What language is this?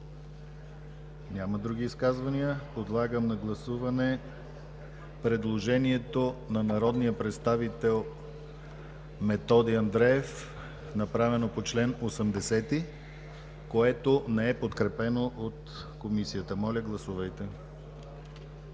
Bulgarian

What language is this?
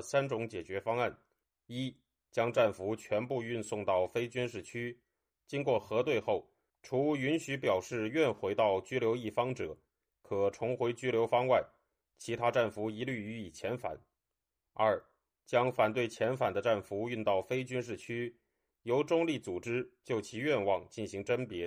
Chinese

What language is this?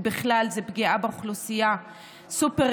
Hebrew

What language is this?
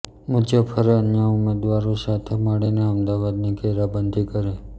Gujarati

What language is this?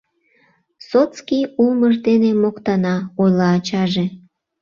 Mari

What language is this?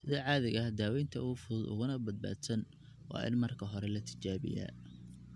Somali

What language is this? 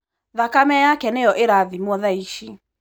Kikuyu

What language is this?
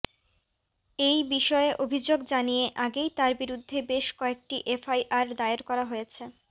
Bangla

